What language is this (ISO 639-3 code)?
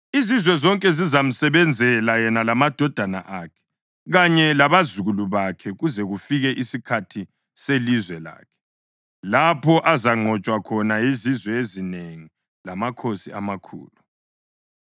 nde